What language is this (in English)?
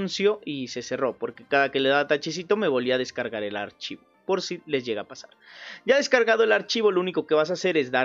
Spanish